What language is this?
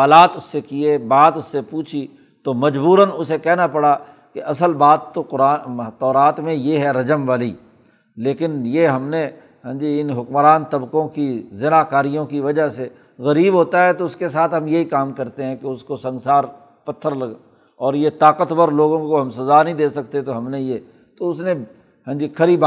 Urdu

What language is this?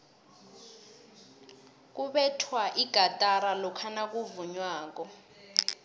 South Ndebele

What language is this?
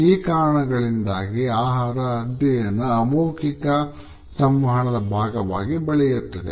Kannada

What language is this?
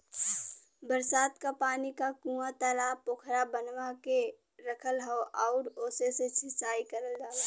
Bhojpuri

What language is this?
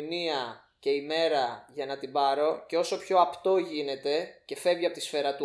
Greek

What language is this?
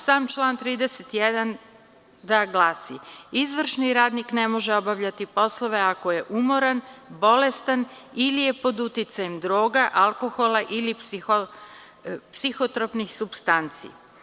Serbian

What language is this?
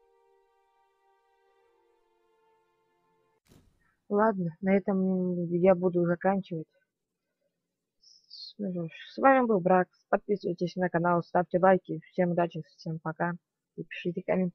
Russian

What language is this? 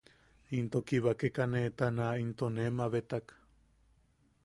Yaqui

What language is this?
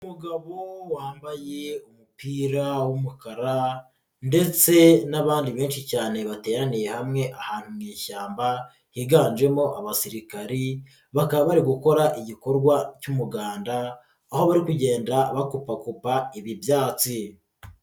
Kinyarwanda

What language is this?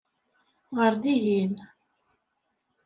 Kabyle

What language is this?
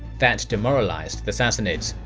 English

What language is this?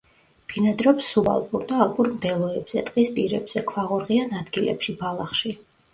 Georgian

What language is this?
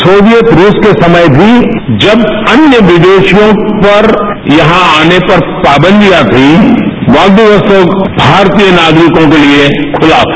Hindi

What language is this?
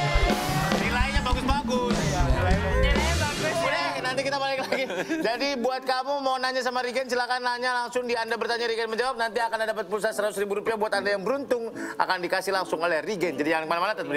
Indonesian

